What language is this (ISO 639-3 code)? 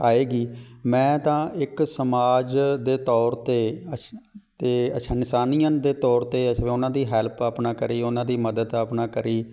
pan